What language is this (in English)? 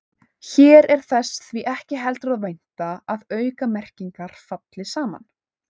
Icelandic